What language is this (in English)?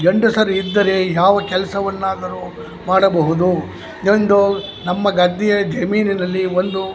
Kannada